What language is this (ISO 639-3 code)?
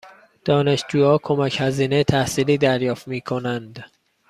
fas